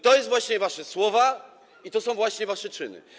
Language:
Polish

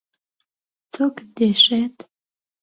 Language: Central Kurdish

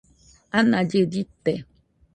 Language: Nüpode Huitoto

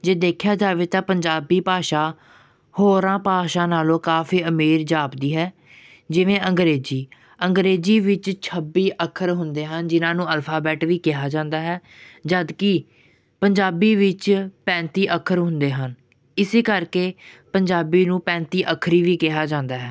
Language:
Punjabi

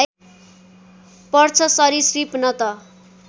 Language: Nepali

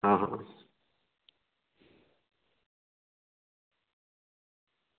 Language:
Dogri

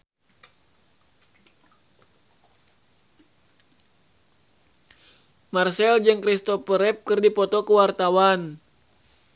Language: Sundanese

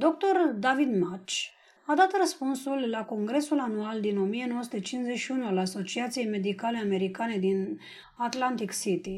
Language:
Romanian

